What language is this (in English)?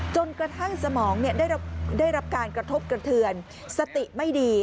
Thai